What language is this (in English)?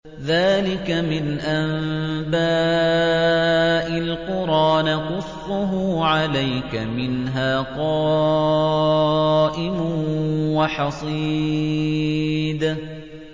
Arabic